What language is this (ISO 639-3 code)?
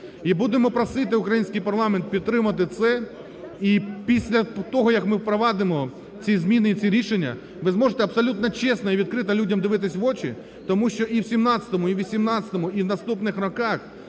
ukr